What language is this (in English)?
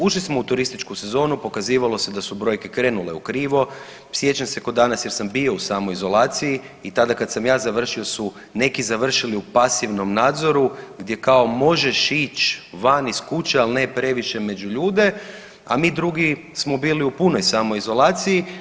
Croatian